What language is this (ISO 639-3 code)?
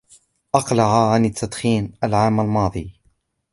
ara